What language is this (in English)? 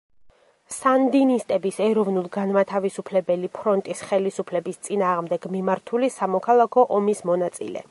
Georgian